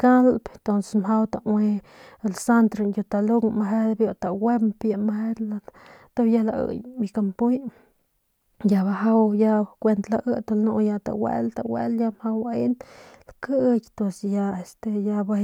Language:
Northern Pame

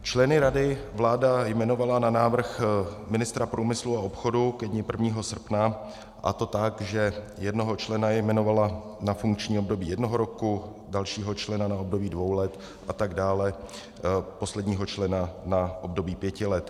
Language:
Czech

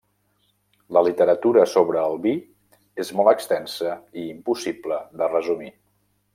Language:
Catalan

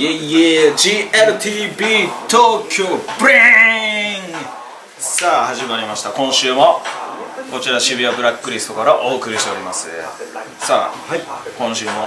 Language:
Japanese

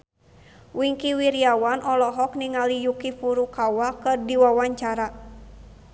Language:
Sundanese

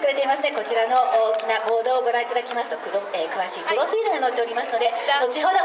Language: Japanese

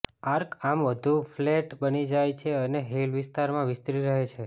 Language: Gujarati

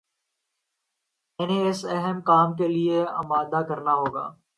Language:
Urdu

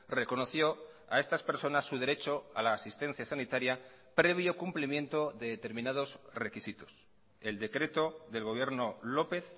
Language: Spanish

